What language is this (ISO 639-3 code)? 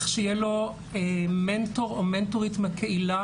heb